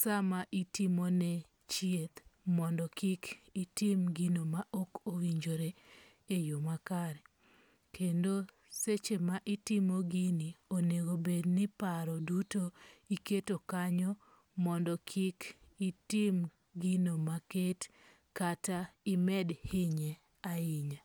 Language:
Luo (Kenya and Tanzania)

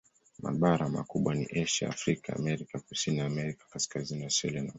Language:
Swahili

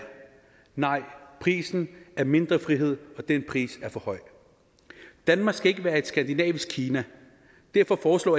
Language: Danish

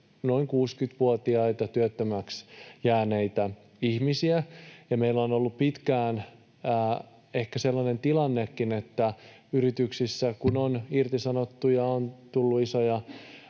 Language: Finnish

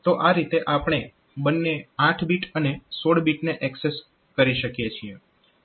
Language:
Gujarati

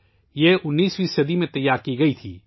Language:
Urdu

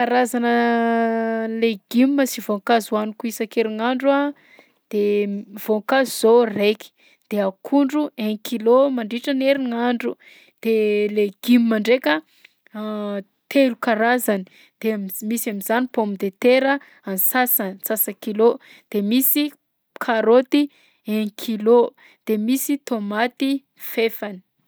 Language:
Southern Betsimisaraka Malagasy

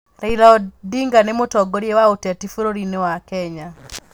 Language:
Kikuyu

